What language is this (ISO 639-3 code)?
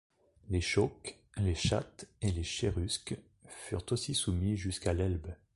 fra